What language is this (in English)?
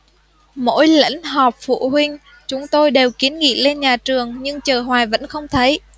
Vietnamese